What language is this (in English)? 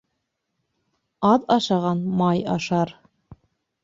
Bashkir